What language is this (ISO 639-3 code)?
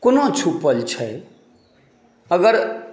mai